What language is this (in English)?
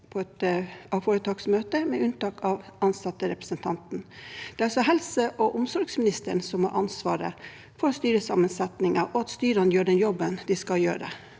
Norwegian